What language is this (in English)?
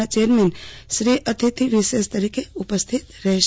Gujarati